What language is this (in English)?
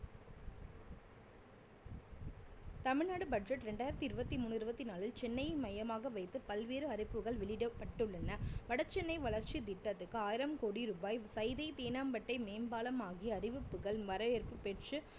Tamil